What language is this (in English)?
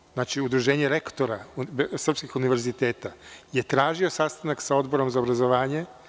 Serbian